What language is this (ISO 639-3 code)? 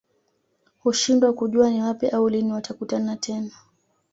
swa